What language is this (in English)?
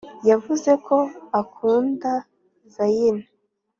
Kinyarwanda